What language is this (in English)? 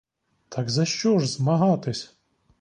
Ukrainian